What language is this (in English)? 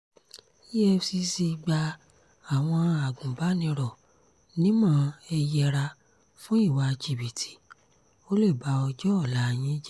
Yoruba